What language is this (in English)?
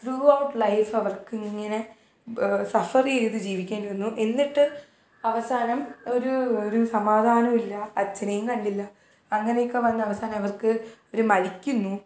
Malayalam